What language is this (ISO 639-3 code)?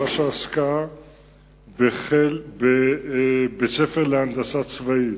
heb